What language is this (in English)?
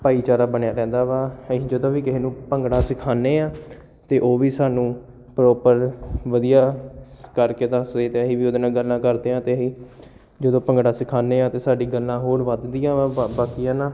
Punjabi